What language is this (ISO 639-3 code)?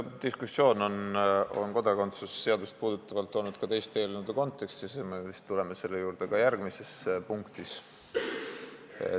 est